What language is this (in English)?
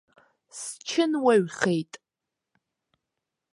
Abkhazian